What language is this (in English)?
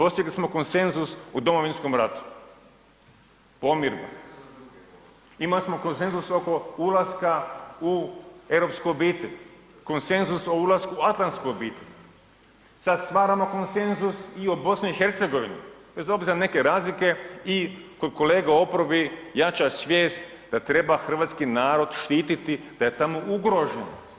Croatian